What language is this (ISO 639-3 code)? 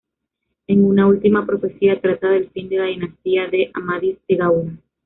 spa